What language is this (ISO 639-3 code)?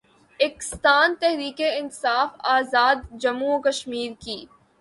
urd